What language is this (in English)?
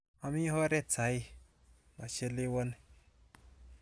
Kalenjin